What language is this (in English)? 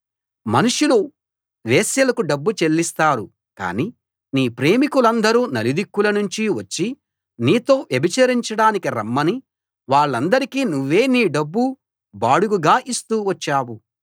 Telugu